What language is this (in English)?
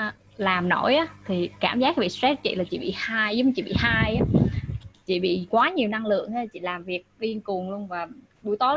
Vietnamese